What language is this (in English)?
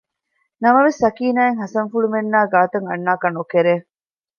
Divehi